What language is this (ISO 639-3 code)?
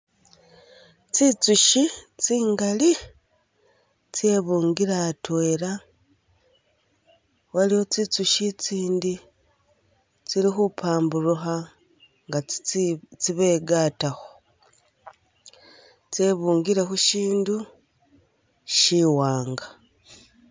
myx